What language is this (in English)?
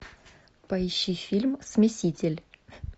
Russian